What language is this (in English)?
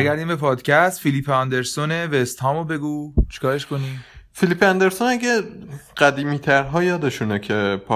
Persian